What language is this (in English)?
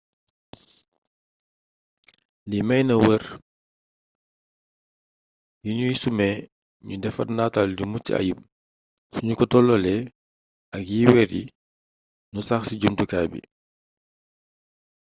Wolof